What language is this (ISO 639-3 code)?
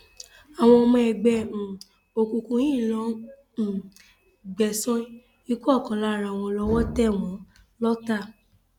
yor